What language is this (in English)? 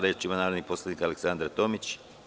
Serbian